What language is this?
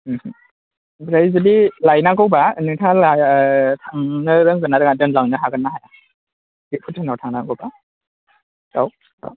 Bodo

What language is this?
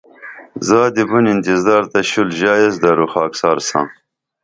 Dameli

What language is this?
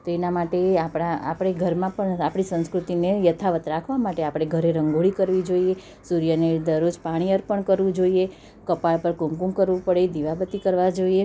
Gujarati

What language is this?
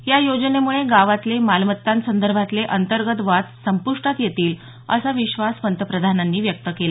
Marathi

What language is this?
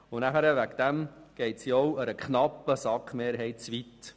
Swiss German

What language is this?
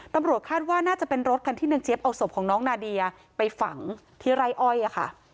Thai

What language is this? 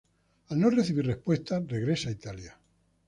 Spanish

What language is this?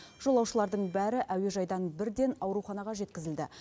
Kazakh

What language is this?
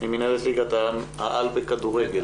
Hebrew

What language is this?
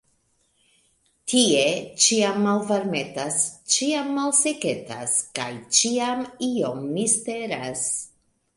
Esperanto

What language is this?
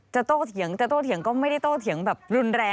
Thai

